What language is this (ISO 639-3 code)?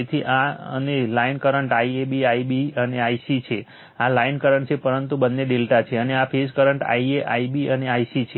guj